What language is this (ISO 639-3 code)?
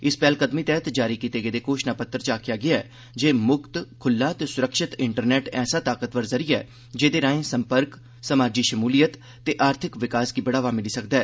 doi